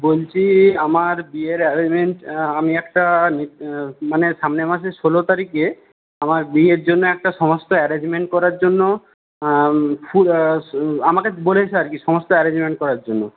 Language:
Bangla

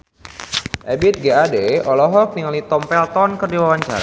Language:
Sundanese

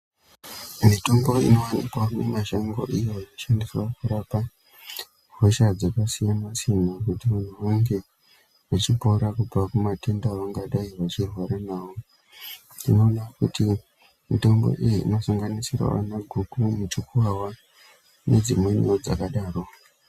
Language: Ndau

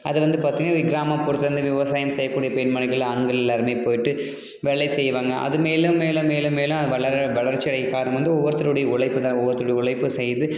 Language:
Tamil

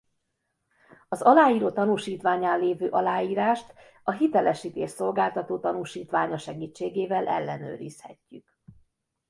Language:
Hungarian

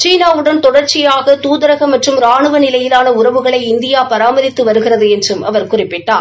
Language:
Tamil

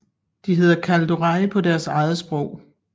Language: Danish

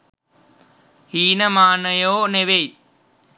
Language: Sinhala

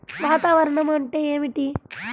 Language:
Telugu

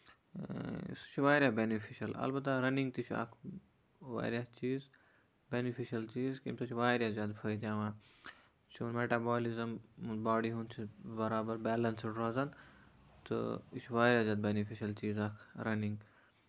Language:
Kashmiri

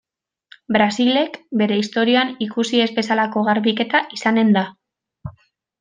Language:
Basque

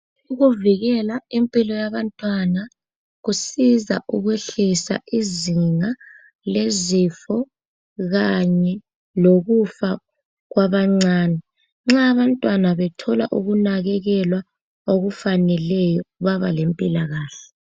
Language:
North Ndebele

